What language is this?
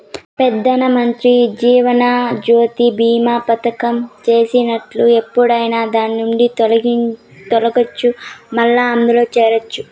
Telugu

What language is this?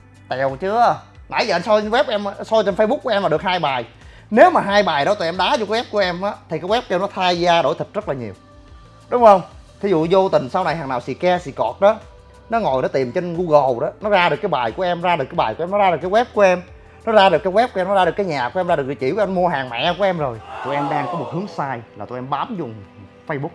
Vietnamese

